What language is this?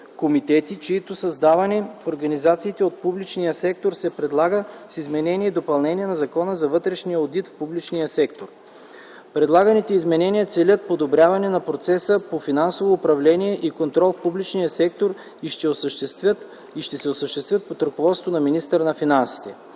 Bulgarian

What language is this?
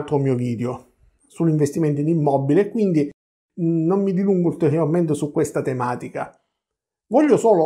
Italian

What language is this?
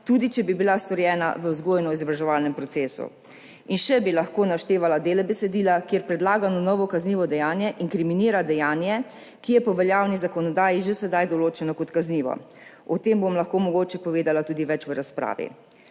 Slovenian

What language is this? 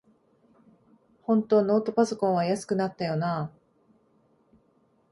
Japanese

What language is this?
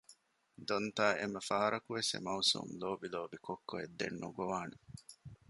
Divehi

